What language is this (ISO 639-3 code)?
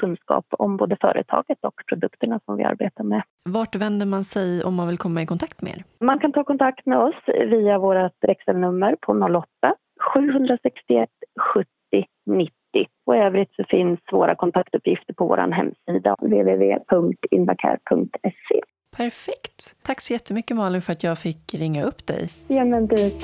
swe